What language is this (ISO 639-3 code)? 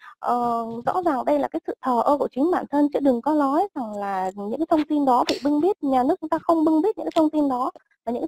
vie